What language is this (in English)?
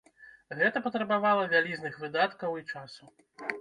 Belarusian